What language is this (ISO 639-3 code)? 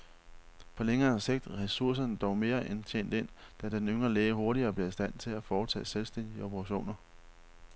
dan